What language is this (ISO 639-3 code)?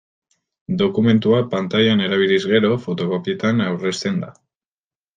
eus